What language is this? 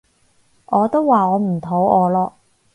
Cantonese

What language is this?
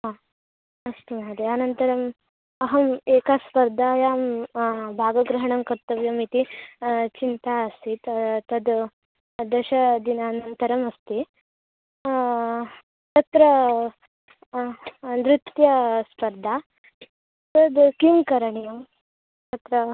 Sanskrit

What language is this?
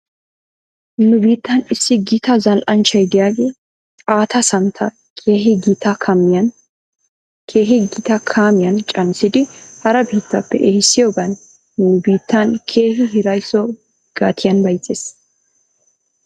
Wolaytta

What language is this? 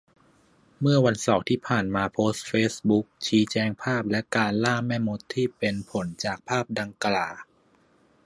Thai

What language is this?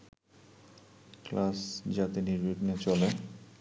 Bangla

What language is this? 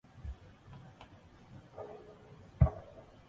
Chinese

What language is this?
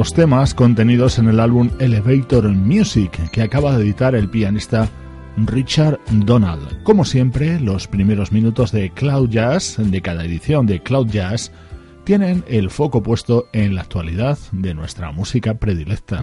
Spanish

